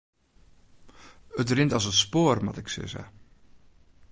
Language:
Western Frisian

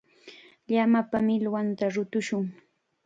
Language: Chiquián Ancash Quechua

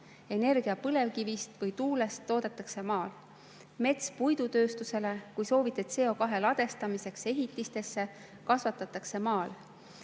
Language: Estonian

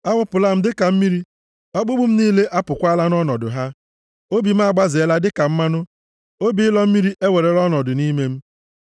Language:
Igbo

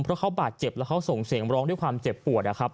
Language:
Thai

